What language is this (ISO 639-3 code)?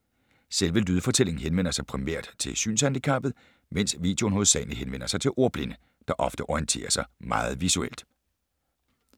dan